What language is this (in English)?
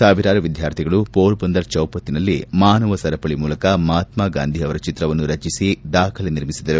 Kannada